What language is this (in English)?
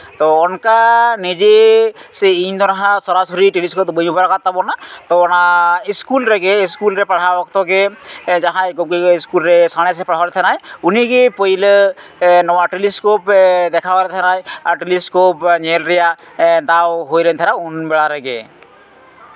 Santali